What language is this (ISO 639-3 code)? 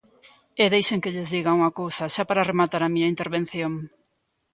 glg